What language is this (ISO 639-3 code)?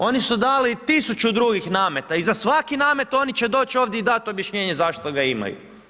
hrv